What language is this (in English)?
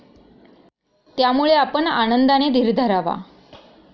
Marathi